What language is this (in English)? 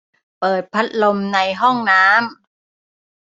Thai